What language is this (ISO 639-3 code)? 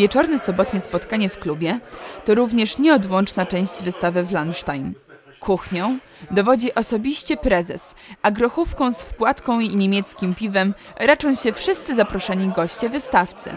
pol